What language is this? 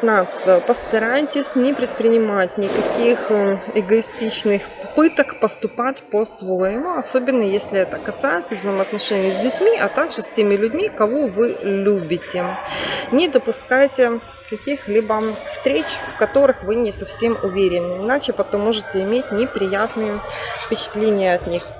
Russian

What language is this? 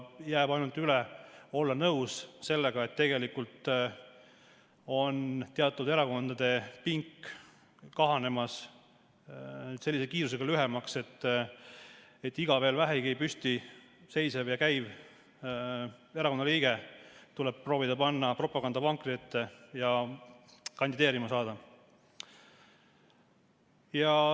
Estonian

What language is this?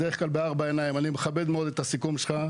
Hebrew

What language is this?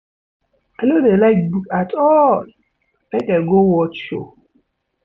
Nigerian Pidgin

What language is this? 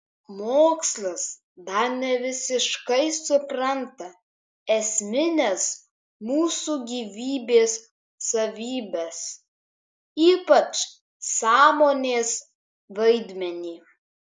Lithuanian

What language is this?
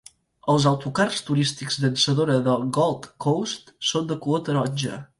Catalan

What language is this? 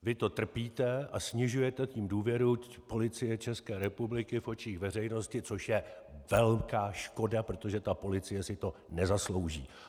Czech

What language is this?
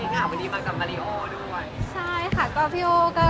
Thai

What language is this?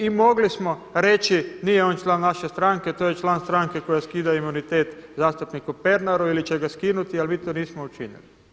Croatian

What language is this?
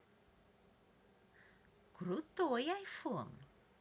Russian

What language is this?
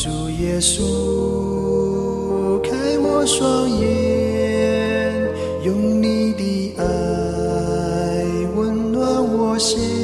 Chinese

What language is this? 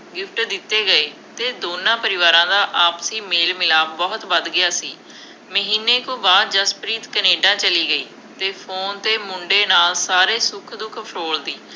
Punjabi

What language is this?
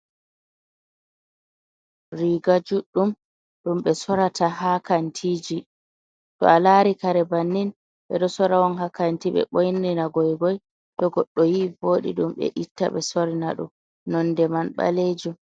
Fula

